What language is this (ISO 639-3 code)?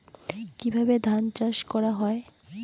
ben